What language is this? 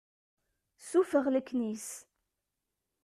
Kabyle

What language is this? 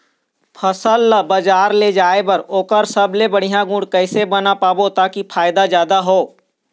Chhattisgarhi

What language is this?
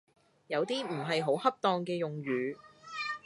Cantonese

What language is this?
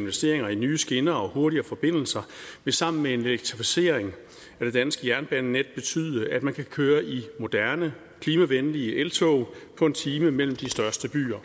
Danish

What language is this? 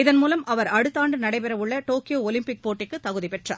Tamil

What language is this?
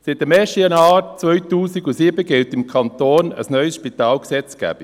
Swiss German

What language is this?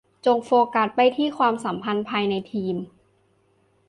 Thai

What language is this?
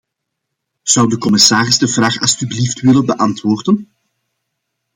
Dutch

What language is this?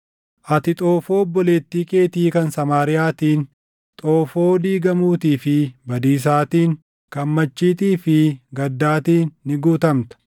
Oromo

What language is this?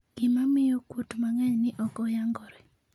Luo (Kenya and Tanzania)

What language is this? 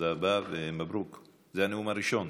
Hebrew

